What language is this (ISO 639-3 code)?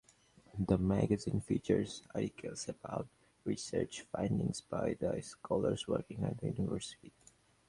eng